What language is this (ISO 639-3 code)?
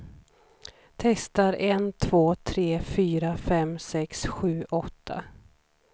swe